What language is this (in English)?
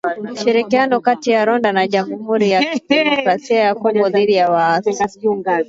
Swahili